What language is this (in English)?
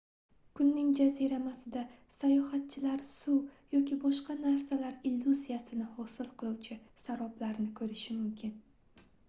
Uzbek